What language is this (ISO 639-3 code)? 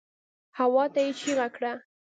pus